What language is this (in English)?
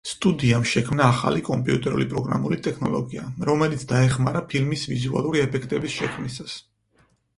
Georgian